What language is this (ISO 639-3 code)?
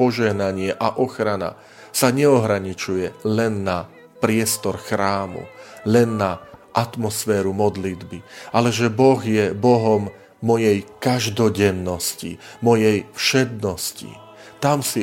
slk